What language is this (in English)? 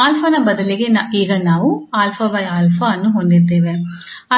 Kannada